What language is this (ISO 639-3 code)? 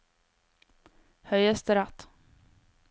nor